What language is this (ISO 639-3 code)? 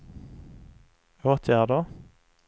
swe